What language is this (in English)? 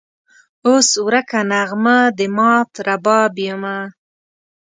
Pashto